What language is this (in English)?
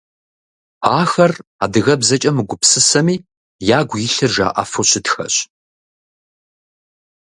Kabardian